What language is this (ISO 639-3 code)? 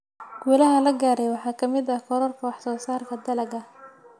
som